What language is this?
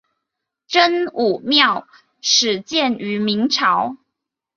Chinese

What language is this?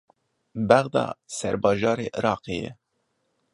Kurdish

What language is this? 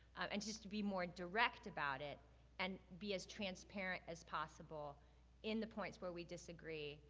English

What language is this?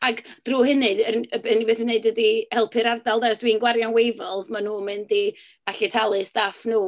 Welsh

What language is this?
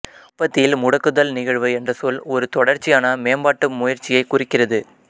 Tamil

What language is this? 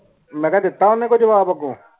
Punjabi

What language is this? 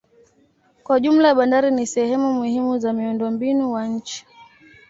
Swahili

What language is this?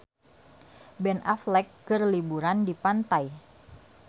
Sundanese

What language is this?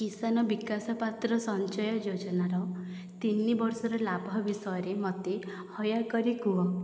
Odia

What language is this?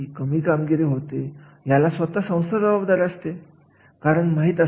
Marathi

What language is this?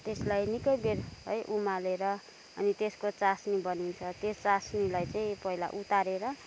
Nepali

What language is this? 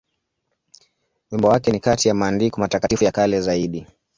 Swahili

